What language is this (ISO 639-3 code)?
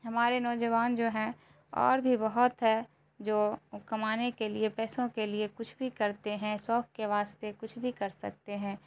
urd